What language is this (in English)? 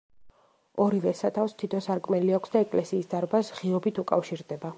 Georgian